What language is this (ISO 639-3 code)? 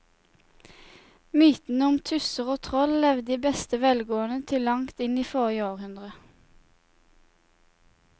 nor